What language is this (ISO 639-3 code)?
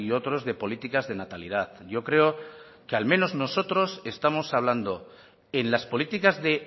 spa